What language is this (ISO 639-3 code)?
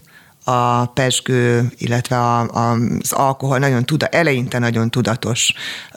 hun